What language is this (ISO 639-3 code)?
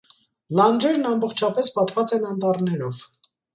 hye